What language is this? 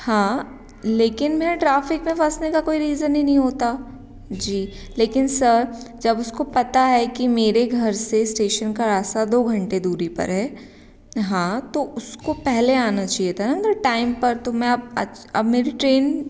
Hindi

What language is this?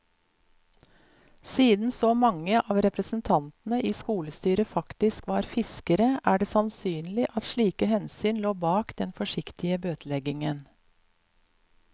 Norwegian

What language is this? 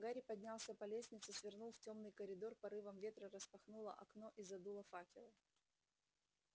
Russian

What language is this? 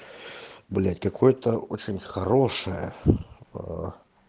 Russian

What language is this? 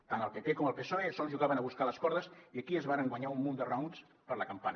Catalan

